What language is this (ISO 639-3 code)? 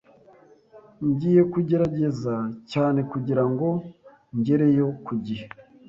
kin